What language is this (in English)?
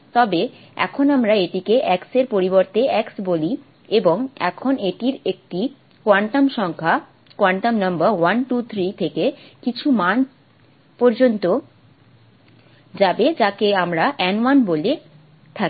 Bangla